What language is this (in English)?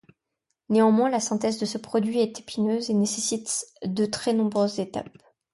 French